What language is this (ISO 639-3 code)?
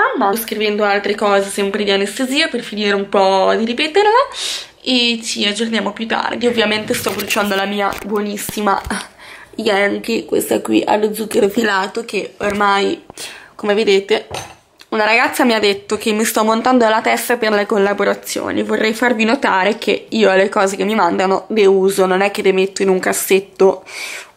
ita